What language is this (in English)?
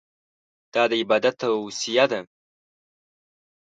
Pashto